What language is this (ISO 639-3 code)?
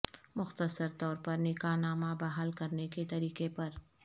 urd